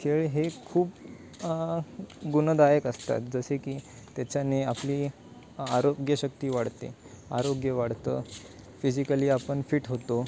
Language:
Marathi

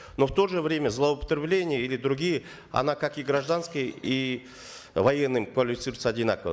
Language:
Kazakh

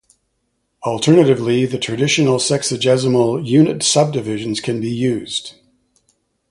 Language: English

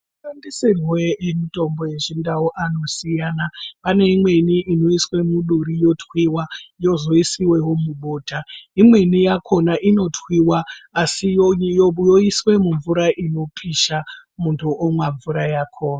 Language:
Ndau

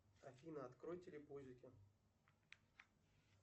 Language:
Russian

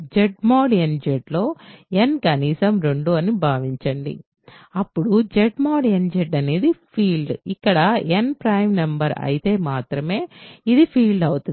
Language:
Telugu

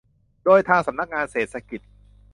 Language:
Thai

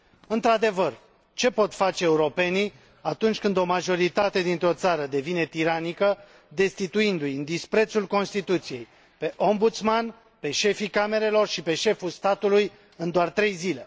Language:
Romanian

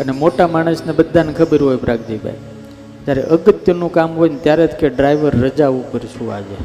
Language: Gujarati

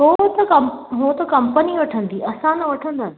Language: Sindhi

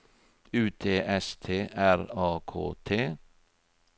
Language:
Norwegian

